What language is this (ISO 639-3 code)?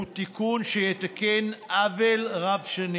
heb